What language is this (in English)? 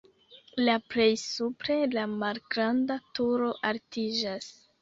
Esperanto